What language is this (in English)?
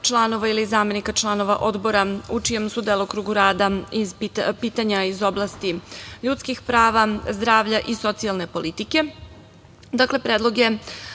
Serbian